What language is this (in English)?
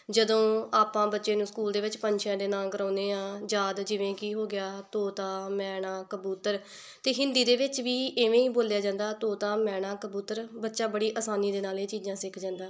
Punjabi